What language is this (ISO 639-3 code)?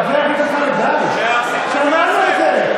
heb